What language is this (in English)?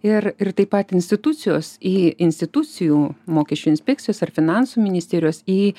Lithuanian